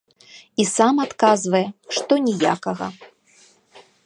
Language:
Belarusian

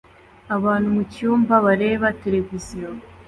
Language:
Kinyarwanda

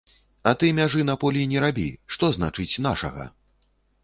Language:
Belarusian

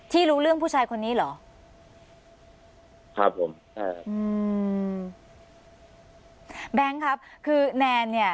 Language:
Thai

